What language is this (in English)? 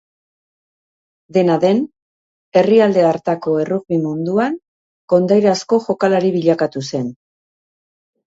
Basque